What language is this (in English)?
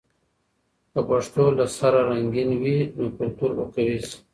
Pashto